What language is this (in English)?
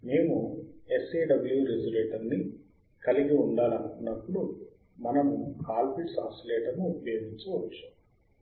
Telugu